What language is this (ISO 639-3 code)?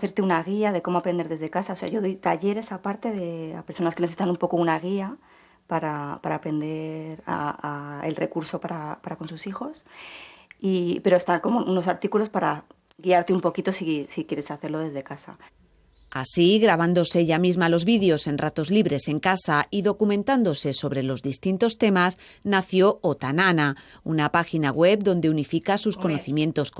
spa